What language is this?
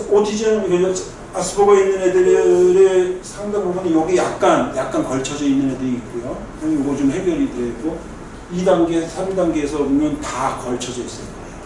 Korean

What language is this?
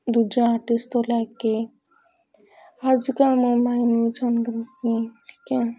Punjabi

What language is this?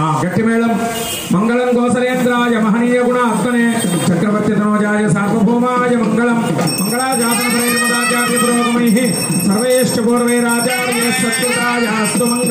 Indonesian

